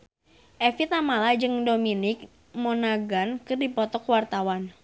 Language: Sundanese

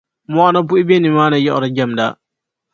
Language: Dagbani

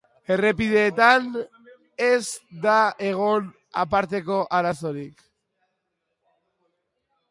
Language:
Basque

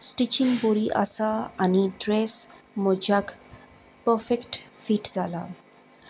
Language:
Konkani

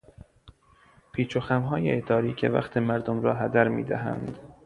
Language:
Persian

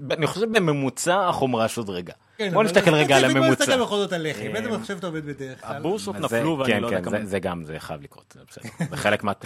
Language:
Hebrew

